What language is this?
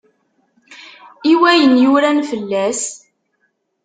Kabyle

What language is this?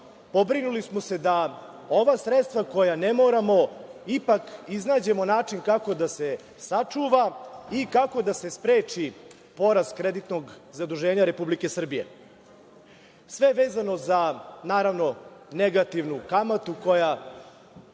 Serbian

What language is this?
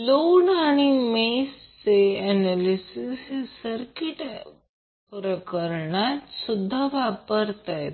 Marathi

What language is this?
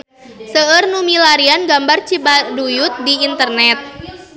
Sundanese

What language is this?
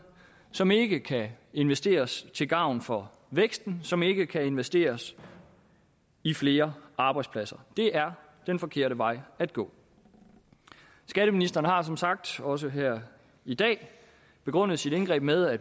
Danish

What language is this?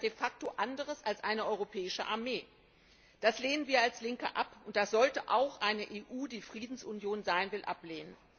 German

